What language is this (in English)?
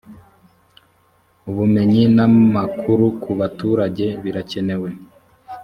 Kinyarwanda